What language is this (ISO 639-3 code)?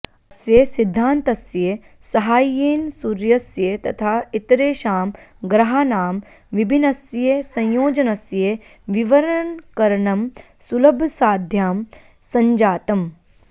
san